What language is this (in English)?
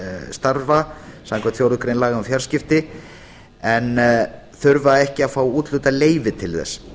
Icelandic